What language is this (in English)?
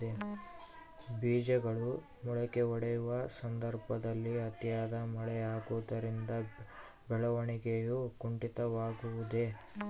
Kannada